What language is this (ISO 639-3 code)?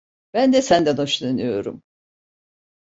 tur